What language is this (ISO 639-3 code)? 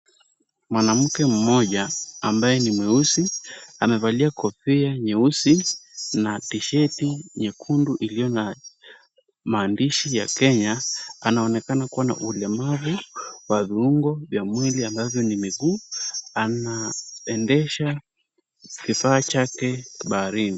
swa